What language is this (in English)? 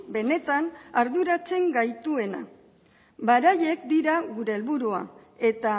Basque